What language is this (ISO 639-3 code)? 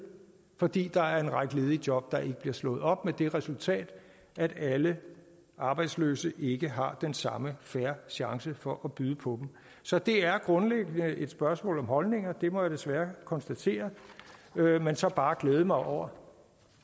dan